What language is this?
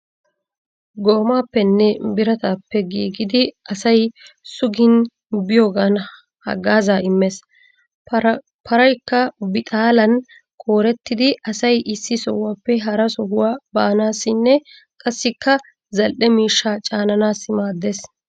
Wolaytta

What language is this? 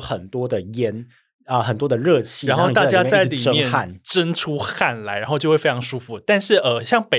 Chinese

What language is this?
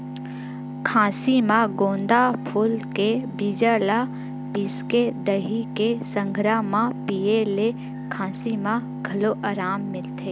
Chhattisgarhi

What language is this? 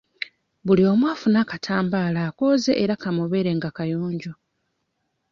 Ganda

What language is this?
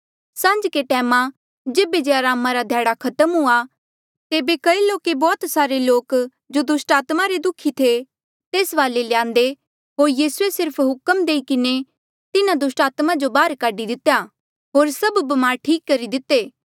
Mandeali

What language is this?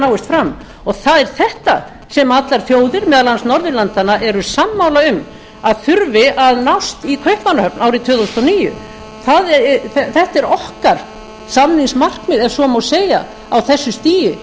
Icelandic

